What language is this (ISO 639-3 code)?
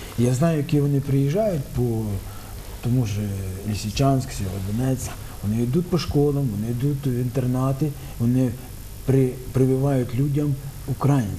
ukr